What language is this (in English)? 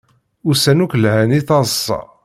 Kabyle